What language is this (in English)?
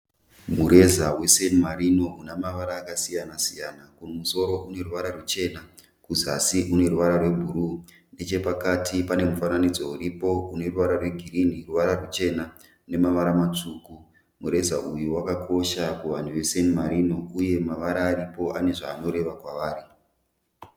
Shona